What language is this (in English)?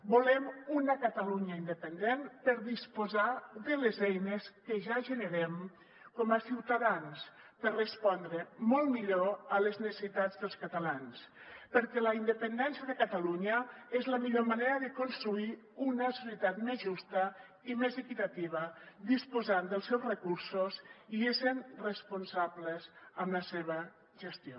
Catalan